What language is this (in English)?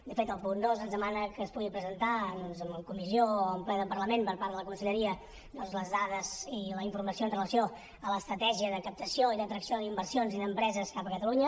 Catalan